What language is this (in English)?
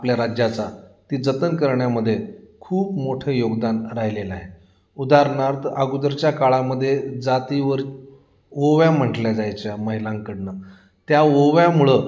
Marathi